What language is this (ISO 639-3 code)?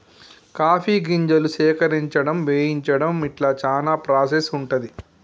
tel